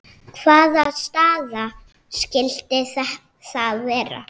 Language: Icelandic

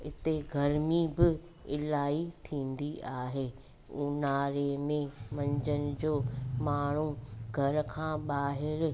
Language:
Sindhi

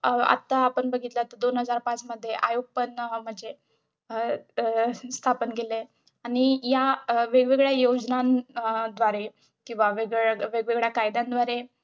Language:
Marathi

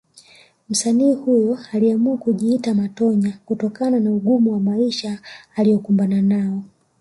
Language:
Swahili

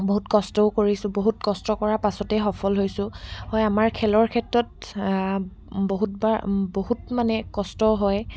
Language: Assamese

